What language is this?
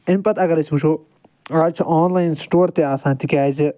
Kashmiri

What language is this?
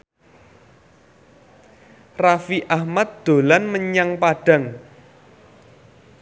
Javanese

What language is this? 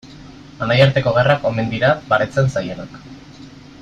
Basque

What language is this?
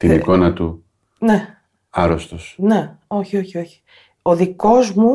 Greek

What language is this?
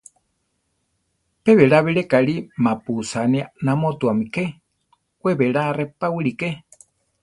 Central Tarahumara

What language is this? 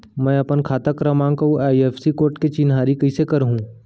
Chhattisgarhi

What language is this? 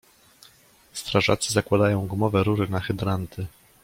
Polish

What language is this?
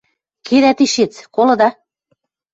Western Mari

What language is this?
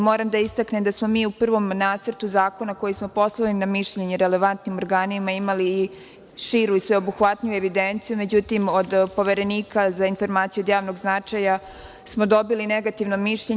Serbian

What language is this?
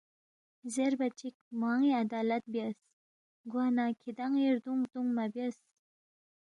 Balti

